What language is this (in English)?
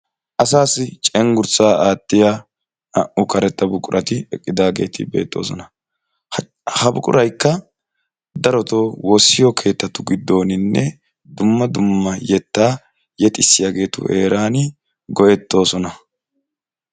Wolaytta